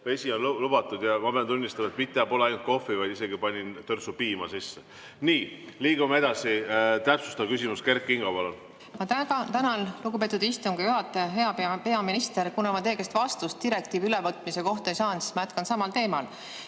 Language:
Estonian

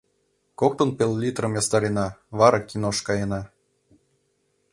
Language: Mari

